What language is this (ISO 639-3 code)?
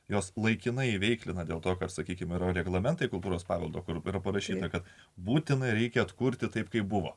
lit